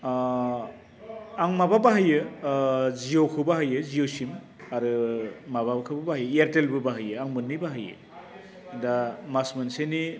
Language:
Bodo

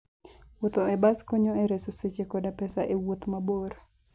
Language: Luo (Kenya and Tanzania)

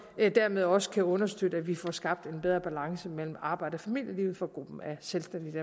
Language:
Danish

